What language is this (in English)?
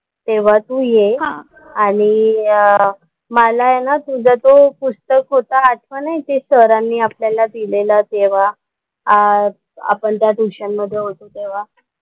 Marathi